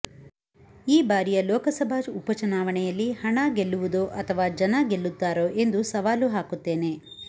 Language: Kannada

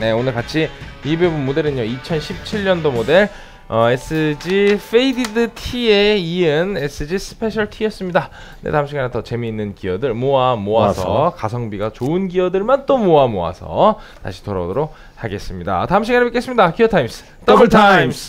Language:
Korean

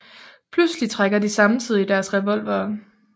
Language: Danish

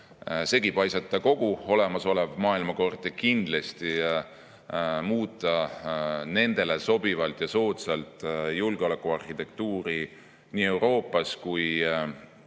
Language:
Estonian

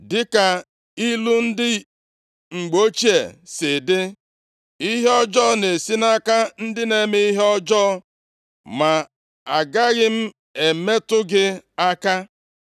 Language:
Igbo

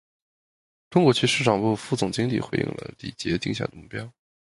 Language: Chinese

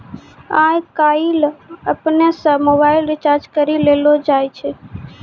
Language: Maithili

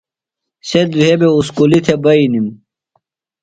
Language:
Phalura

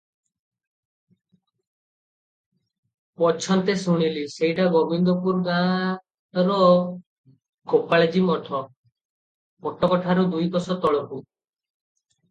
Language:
Odia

